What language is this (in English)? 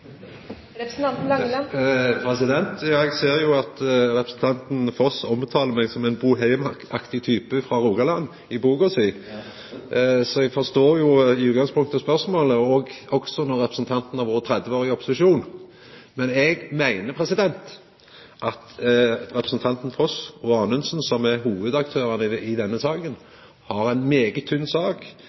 Norwegian